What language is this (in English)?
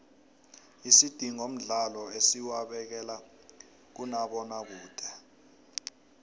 South Ndebele